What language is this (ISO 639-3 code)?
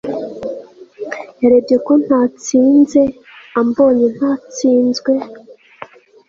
kin